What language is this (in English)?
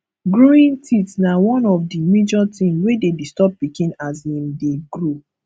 Nigerian Pidgin